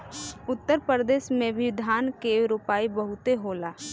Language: Bhojpuri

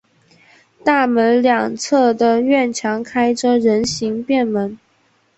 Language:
Chinese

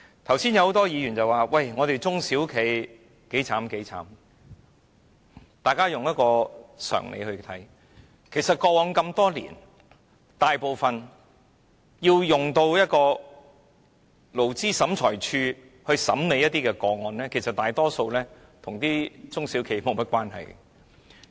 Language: Cantonese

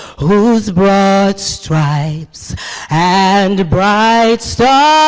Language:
English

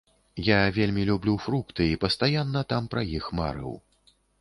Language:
Belarusian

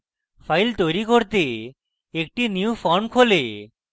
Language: Bangla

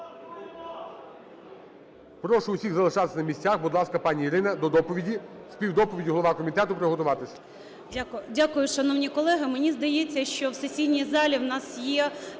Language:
Ukrainian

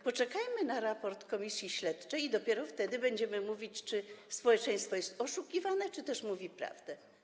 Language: Polish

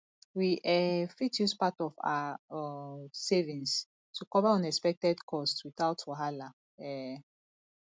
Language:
Nigerian Pidgin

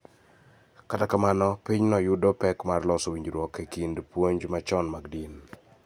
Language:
Luo (Kenya and Tanzania)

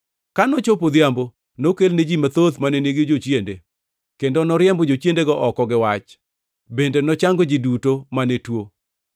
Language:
Luo (Kenya and Tanzania)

